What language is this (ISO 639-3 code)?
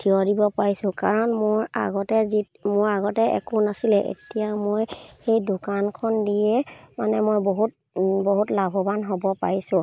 asm